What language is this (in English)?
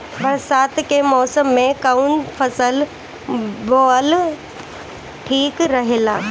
Bhojpuri